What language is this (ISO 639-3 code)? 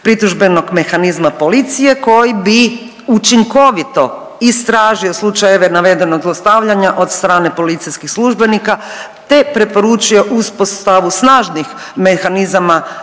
hrv